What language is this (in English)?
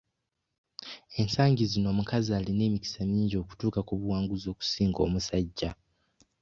Ganda